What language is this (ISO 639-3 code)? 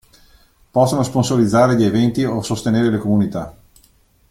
ita